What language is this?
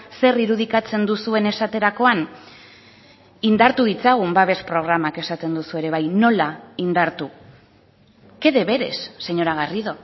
Basque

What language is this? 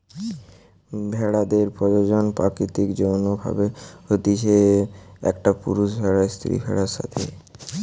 Bangla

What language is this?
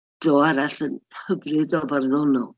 Welsh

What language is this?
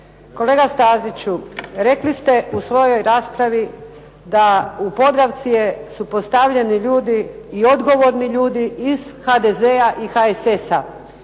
Croatian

